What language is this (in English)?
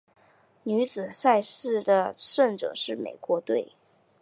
Chinese